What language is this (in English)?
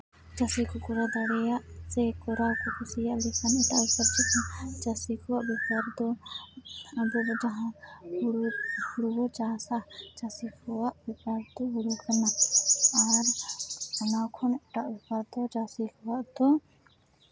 Santali